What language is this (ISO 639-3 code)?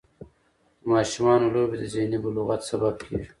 pus